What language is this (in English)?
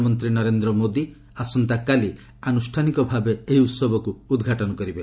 Odia